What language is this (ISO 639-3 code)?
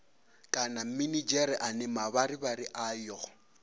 ven